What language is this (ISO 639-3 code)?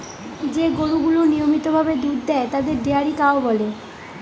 ben